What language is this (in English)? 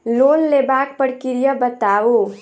Maithili